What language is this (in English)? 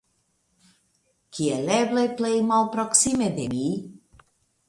Esperanto